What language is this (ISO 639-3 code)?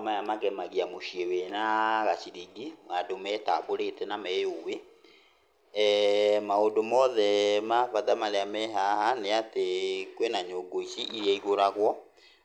kik